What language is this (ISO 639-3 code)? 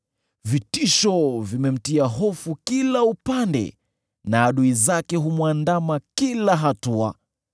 swa